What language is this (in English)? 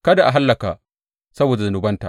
Hausa